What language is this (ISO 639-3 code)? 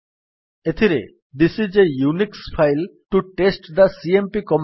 ori